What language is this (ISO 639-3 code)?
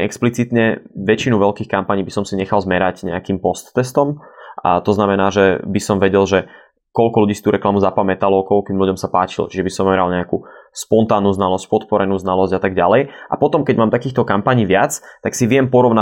slk